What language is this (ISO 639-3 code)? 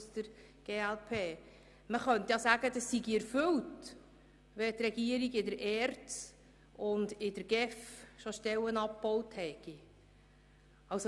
gsw